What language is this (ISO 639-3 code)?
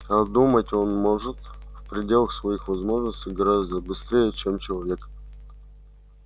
rus